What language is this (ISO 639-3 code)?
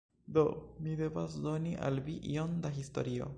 epo